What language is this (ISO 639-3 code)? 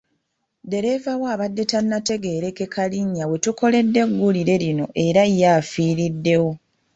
lug